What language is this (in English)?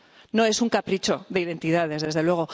Spanish